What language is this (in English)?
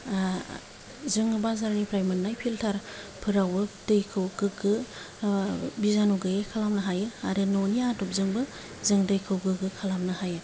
Bodo